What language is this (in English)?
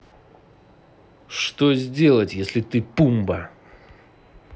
Russian